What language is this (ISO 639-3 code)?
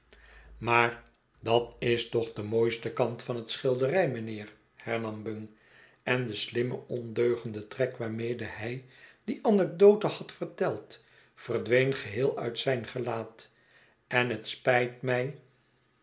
nld